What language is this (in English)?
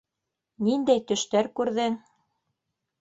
Bashkir